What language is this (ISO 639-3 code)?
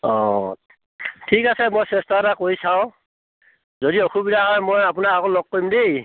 asm